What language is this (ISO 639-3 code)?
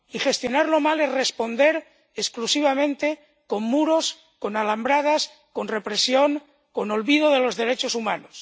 spa